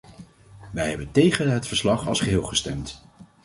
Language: Dutch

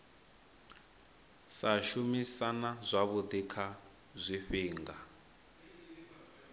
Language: Venda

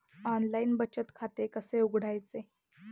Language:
Marathi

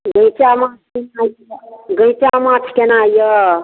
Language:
Maithili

